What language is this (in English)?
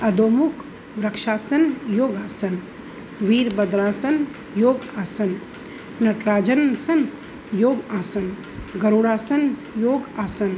Sindhi